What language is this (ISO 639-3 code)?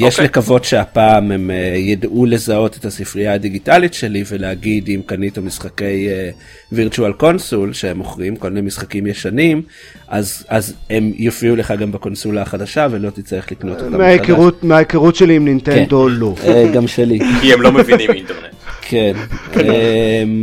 heb